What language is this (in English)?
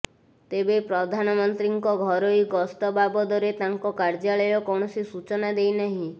Odia